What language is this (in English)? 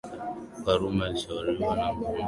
Swahili